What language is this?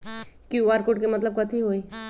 Magahi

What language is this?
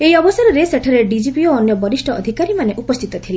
Odia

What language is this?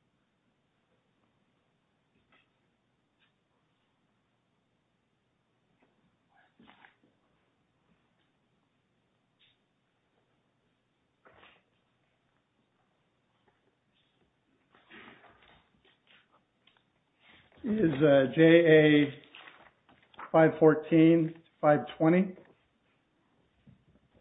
English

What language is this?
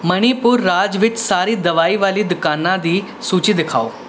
Punjabi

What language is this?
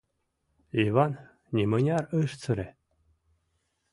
Mari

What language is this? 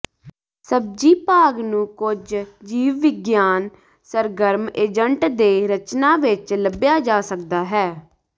Punjabi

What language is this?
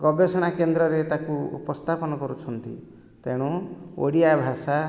Odia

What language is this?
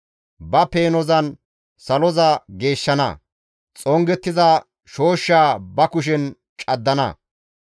Gamo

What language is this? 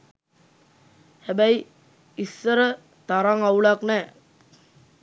Sinhala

